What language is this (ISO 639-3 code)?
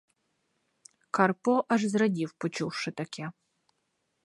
ukr